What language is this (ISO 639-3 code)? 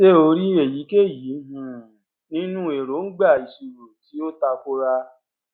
yor